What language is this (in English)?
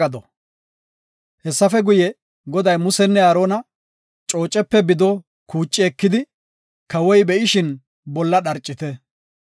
Gofa